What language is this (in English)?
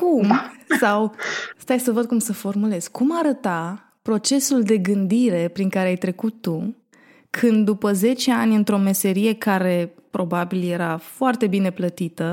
Romanian